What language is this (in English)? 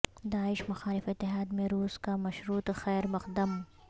Urdu